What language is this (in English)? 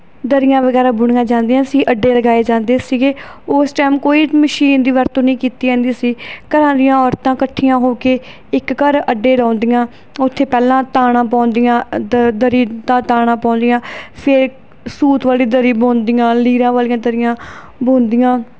Punjabi